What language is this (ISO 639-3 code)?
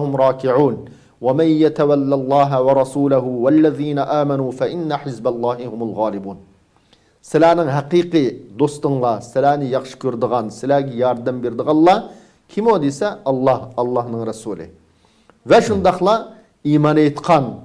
tur